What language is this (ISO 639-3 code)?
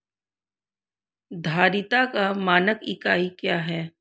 hin